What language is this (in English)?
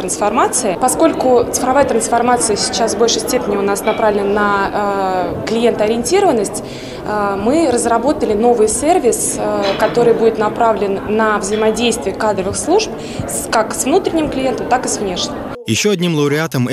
Russian